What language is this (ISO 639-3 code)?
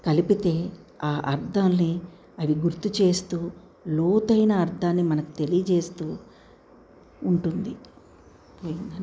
tel